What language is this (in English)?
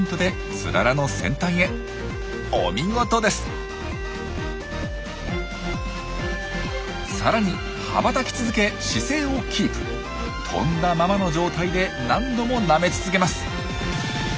Japanese